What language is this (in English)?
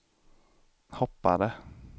Swedish